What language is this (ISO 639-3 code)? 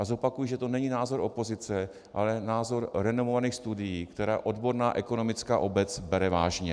ces